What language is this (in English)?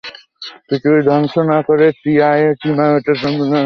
Bangla